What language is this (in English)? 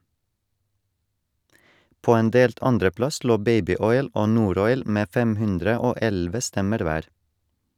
Norwegian